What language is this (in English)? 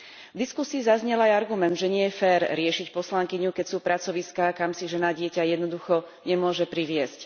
Slovak